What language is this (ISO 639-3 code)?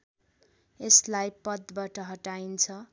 nep